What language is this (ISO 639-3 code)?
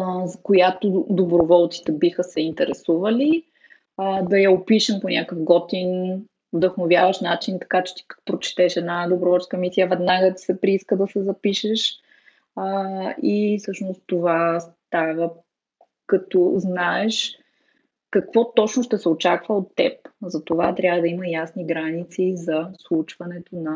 bul